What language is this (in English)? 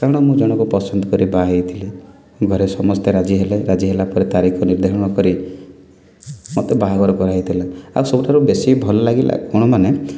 Odia